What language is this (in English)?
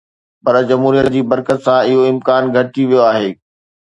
Sindhi